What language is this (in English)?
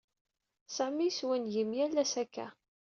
Kabyle